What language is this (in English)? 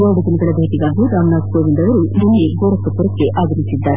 Kannada